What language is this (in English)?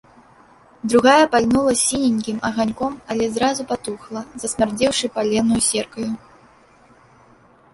Belarusian